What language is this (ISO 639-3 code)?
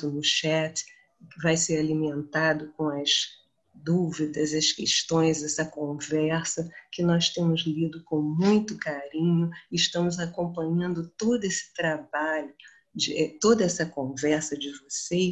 por